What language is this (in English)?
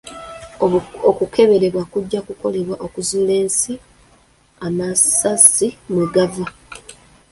Ganda